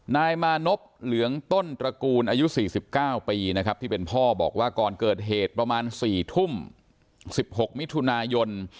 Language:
Thai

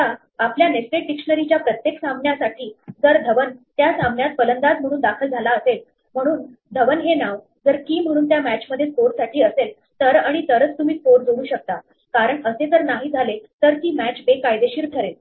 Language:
Marathi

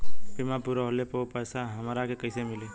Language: Bhojpuri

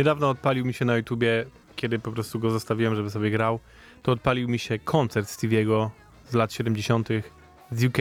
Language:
Polish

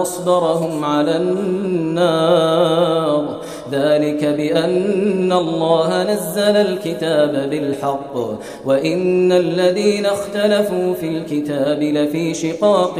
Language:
Arabic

